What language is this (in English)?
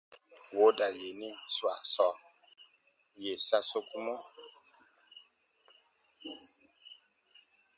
Baatonum